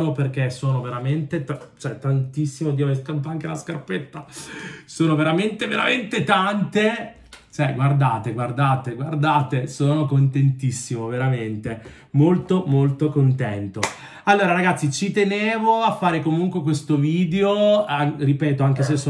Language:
Italian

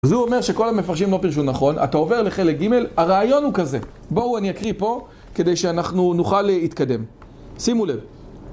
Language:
Hebrew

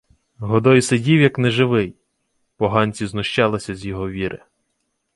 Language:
Ukrainian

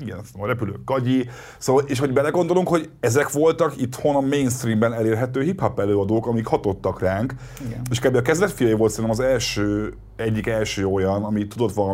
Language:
Hungarian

